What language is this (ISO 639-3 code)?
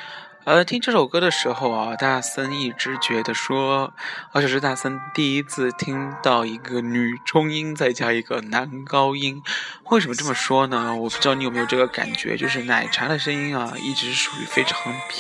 zho